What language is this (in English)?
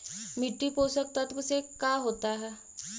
Magahi